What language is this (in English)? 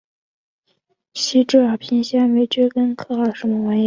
Chinese